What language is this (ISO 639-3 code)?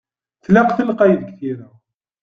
kab